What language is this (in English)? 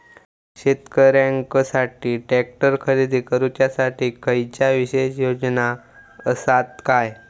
Marathi